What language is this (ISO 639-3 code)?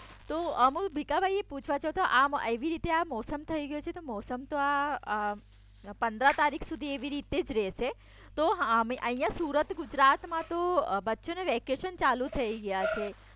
guj